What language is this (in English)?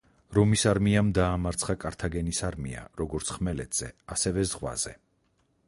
Georgian